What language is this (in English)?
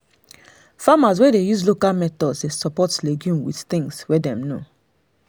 Nigerian Pidgin